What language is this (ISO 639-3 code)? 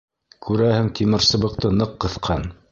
bak